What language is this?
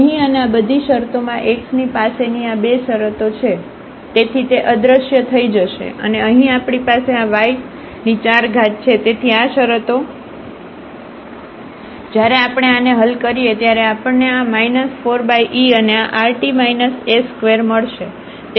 Gujarati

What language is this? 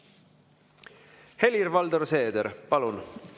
Estonian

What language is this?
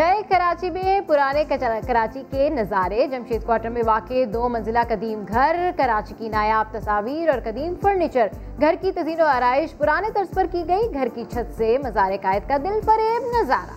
Urdu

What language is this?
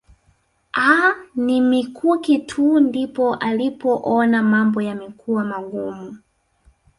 Swahili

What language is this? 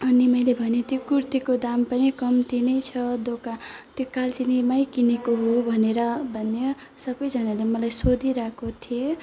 Nepali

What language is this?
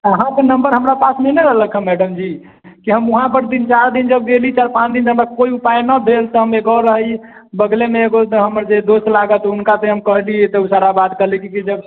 Maithili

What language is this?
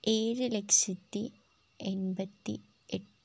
Malayalam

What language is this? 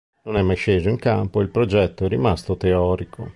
Italian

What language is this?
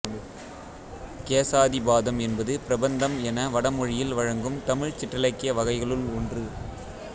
Tamil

